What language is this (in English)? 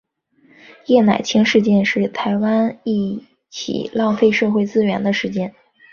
Chinese